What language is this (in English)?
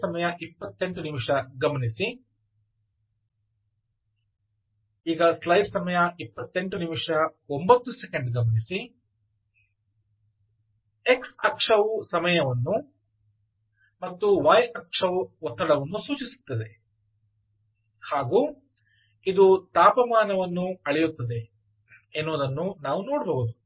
Kannada